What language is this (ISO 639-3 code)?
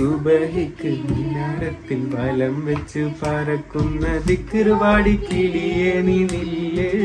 mal